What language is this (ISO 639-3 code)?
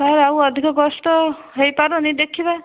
ori